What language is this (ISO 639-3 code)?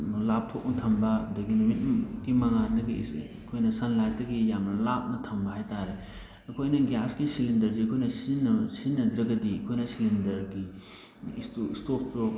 mni